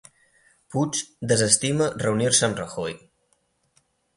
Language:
Catalan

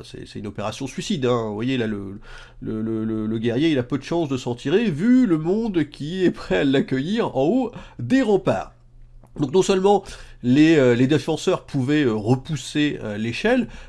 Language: French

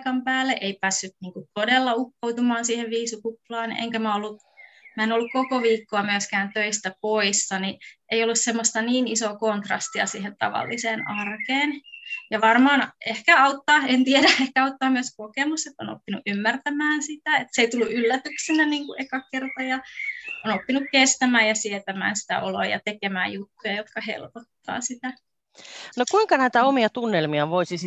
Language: Finnish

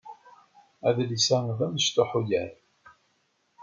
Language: Kabyle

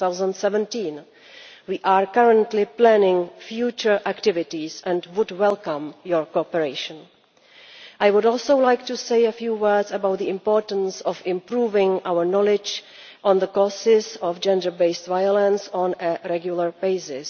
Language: English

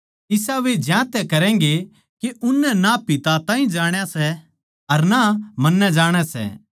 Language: Haryanvi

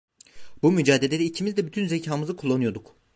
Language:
Turkish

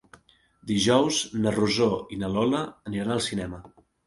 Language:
Catalan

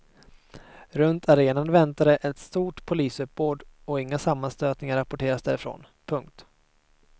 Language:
Swedish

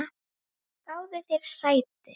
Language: Icelandic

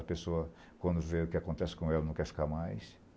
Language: Portuguese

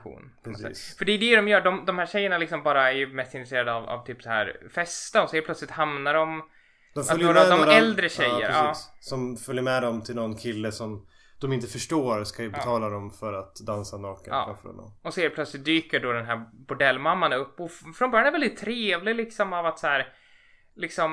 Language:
Swedish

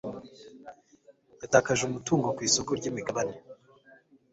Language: Kinyarwanda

